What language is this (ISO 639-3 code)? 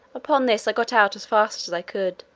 eng